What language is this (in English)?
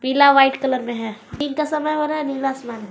Hindi